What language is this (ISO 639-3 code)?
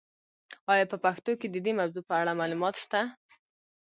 pus